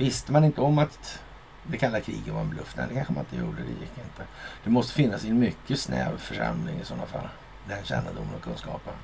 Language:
Swedish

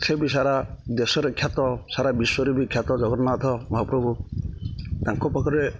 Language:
Odia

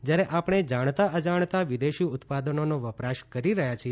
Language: Gujarati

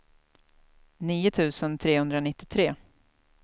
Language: Swedish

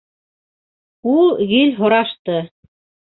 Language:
Bashkir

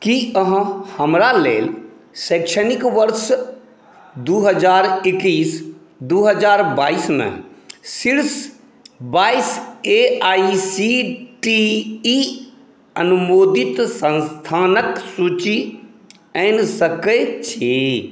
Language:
Maithili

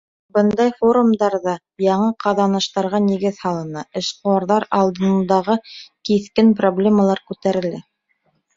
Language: Bashkir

